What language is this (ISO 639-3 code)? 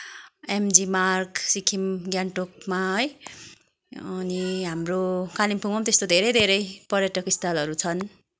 nep